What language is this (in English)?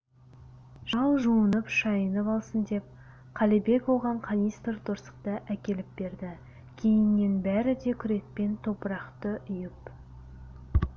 Kazakh